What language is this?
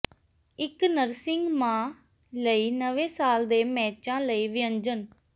Punjabi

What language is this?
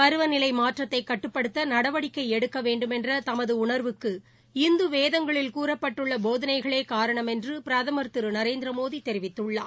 Tamil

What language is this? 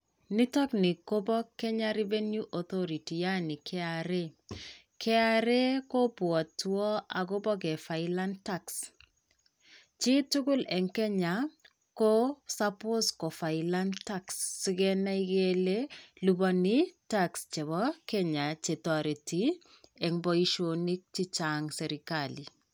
Kalenjin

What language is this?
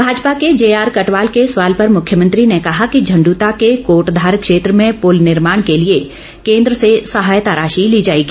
Hindi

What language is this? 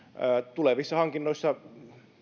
Finnish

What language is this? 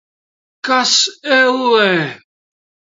Latvian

